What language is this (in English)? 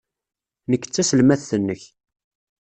Kabyle